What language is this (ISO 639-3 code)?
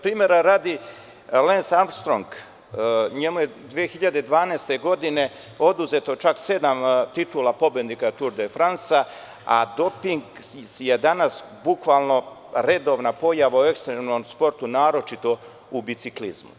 srp